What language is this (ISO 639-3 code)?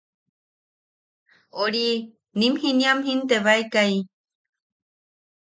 yaq